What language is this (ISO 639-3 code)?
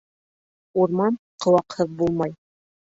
bak